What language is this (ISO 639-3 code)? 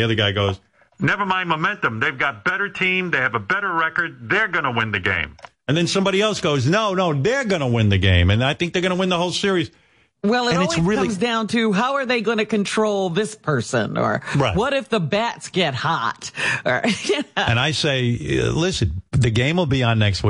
eng